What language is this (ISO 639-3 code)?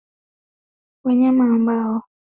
swa